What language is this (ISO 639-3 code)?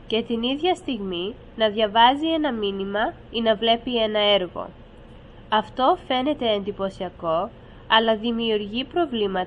ell